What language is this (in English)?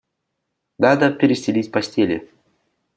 Russian